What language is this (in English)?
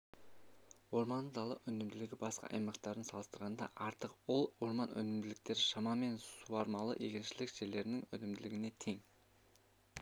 Kazakh